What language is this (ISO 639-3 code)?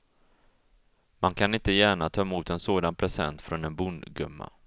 swe